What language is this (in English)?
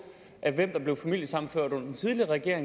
Danish